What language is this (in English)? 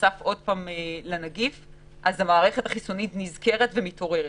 Hebrew